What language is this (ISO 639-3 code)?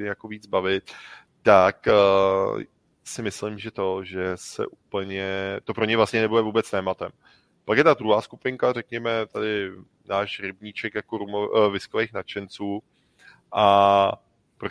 ces